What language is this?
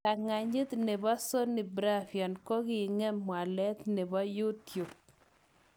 Kalenjin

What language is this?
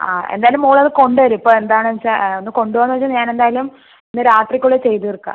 Malayalam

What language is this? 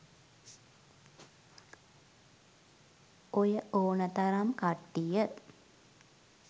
Sinhala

